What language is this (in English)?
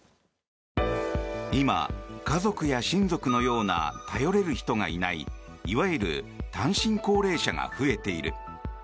Japanese